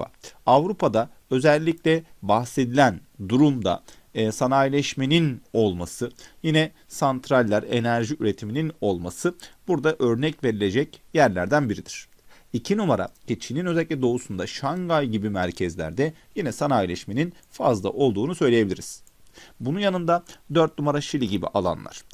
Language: Turkish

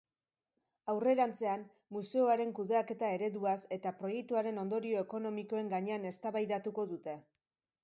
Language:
Basque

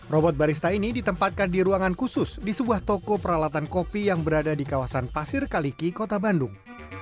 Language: Indonesian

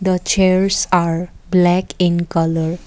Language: English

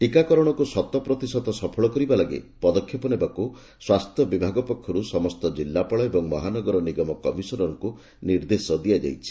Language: Odia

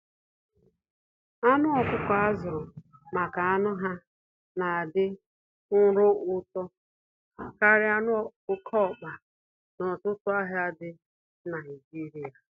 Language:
Igbo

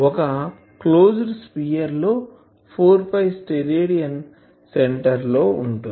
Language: Telugu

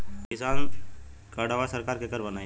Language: Bhojpuri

